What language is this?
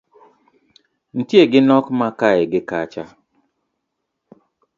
Luo (Kenya and Tanzania)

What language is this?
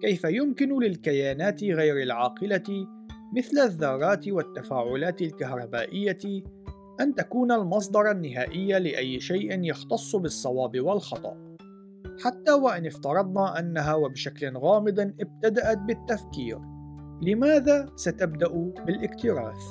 Arabic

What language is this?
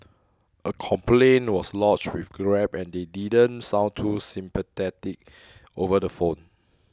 English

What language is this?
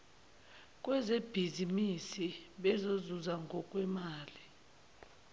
Zulu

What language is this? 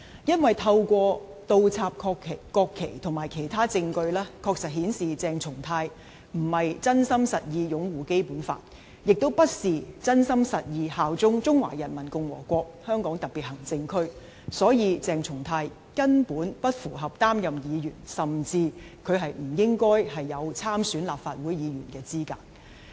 Cantonese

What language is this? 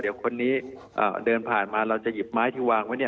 Thai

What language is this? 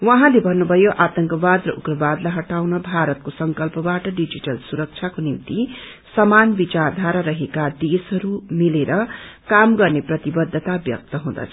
Nepali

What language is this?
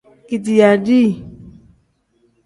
Tem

